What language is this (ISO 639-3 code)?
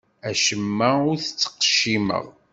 kab